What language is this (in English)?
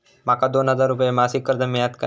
Marathi